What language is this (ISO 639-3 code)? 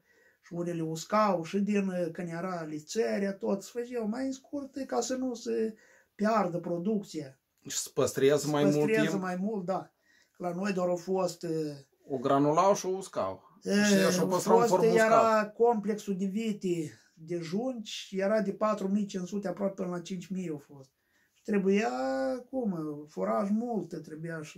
ron